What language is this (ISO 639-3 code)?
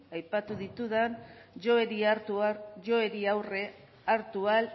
eus